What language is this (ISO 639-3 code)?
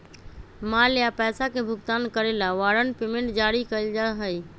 mag